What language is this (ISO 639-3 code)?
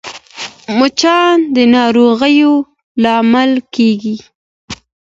pus